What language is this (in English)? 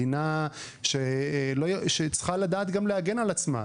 Hebrew